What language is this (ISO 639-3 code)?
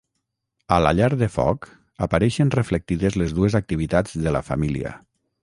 cat